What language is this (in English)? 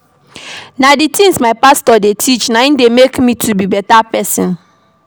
Nigerian Pidgin